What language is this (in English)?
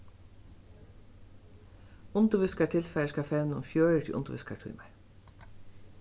Faroese